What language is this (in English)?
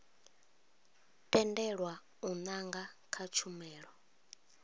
Venda